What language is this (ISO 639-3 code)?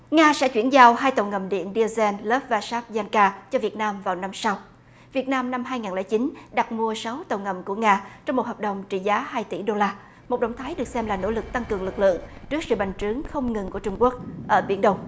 vie